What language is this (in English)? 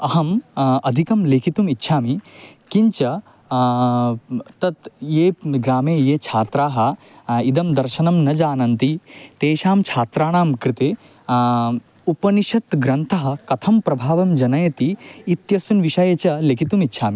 Sanskrit